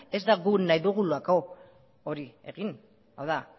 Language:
Basque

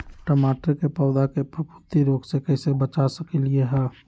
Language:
Magahi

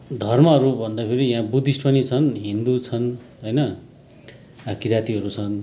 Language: Nepali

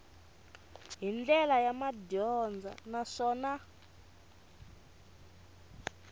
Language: Tsonga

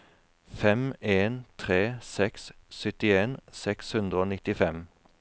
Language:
Norwegian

